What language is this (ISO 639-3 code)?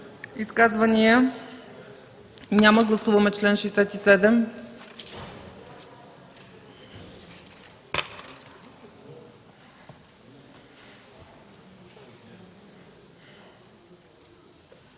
bul